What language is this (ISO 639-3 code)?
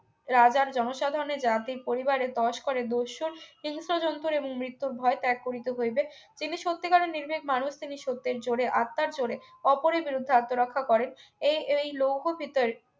ben